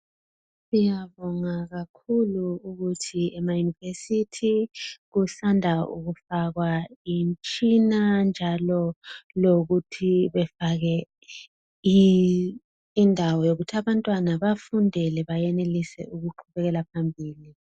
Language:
North Ndebele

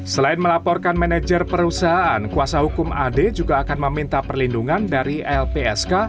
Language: Indonesian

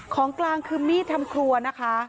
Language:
Thai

